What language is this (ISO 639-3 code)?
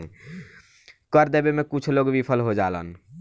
bho